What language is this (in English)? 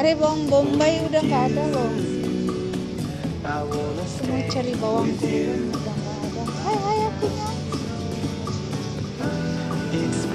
Indonesian